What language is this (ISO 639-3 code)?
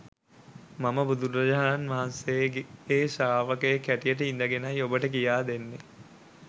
sin